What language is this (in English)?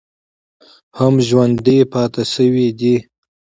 Pashto